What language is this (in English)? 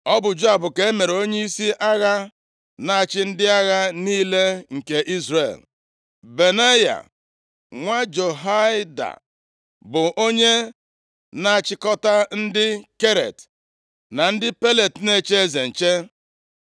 Igbo